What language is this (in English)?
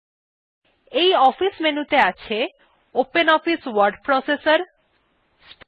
German